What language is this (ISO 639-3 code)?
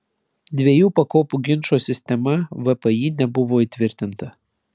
lit